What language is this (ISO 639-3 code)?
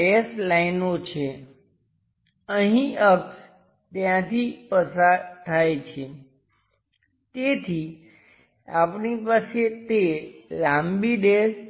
guj